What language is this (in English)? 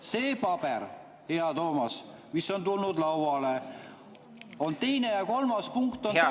Estonian